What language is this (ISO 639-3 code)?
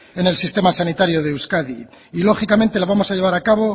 spa